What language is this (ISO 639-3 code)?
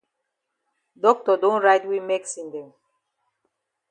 wes